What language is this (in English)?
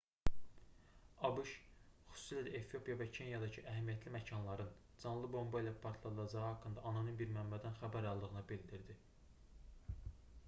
Azerbaijani